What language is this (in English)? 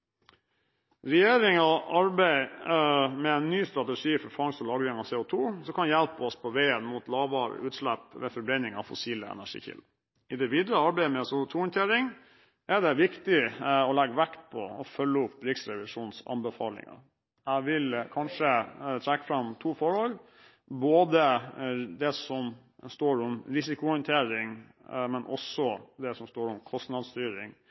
Norwegian Bokmål